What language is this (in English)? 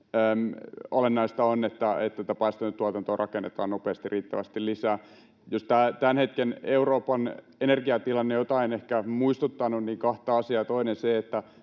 Finnish